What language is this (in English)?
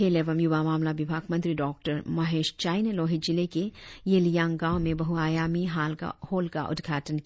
Hindi